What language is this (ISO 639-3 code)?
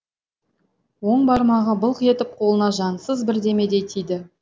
kaz